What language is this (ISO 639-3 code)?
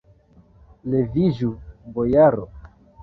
epo